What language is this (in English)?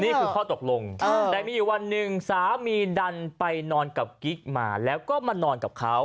Thai